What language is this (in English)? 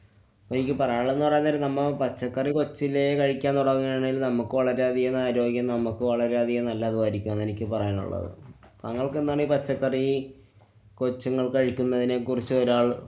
Malayalam